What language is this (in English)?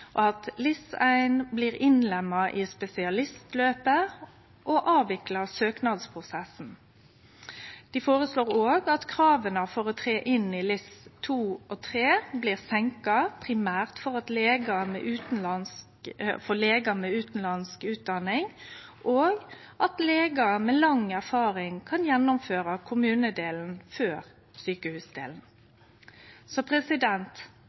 Norwegian Nynorsk